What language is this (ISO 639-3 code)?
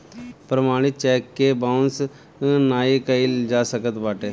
bho